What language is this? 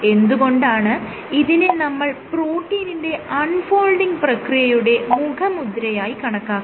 Malayalam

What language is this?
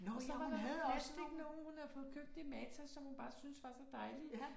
Danish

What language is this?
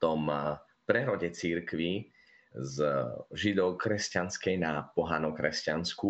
Slovak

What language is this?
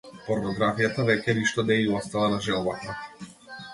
Macedonian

